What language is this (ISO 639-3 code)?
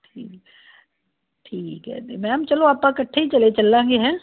pan